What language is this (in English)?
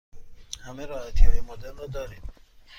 Persian